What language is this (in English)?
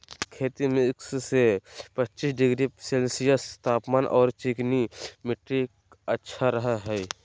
Magahi